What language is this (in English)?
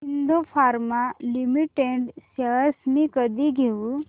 Marathi